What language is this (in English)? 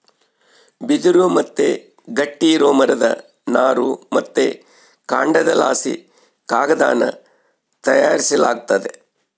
Kannada